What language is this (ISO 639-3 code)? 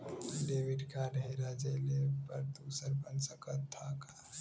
bho